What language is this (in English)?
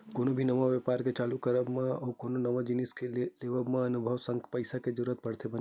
Chhattisgarhi